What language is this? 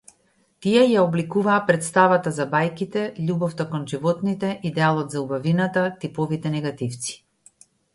Macedonian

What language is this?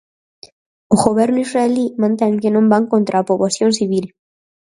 Galician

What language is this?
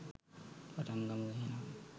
Sinhala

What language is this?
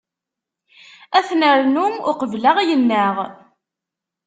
Kabyle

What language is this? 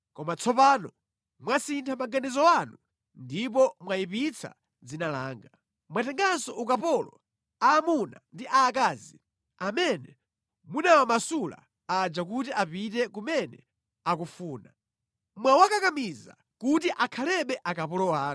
Nyanja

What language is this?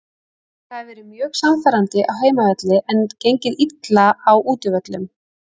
Icelandic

